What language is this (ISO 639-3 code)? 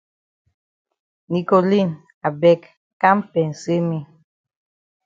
wes